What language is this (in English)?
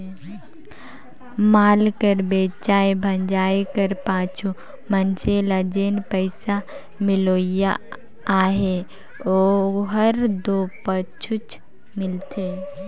Chhattisgarhi